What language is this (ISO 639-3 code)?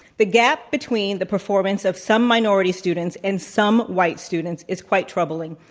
eng